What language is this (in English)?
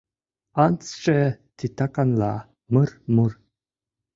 Mari